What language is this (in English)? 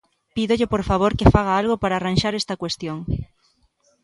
Galician